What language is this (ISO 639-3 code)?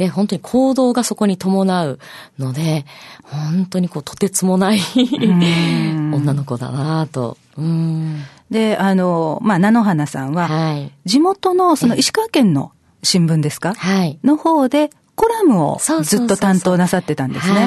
jpn